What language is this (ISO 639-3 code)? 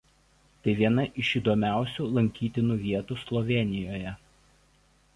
lit